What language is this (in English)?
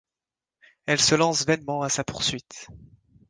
French